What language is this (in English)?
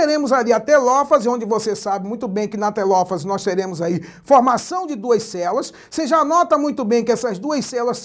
Portuguese